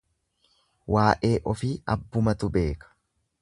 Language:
Oromo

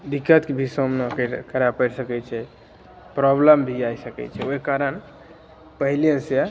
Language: Maithili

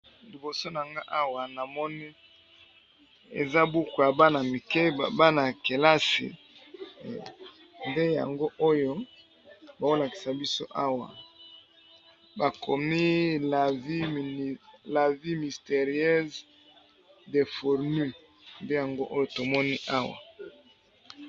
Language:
Lingala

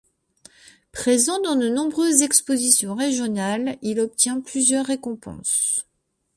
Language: French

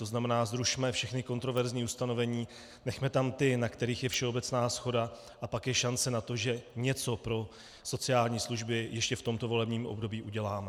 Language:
Czech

